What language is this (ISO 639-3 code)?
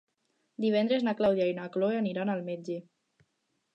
cat